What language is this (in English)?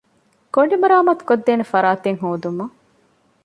Divehi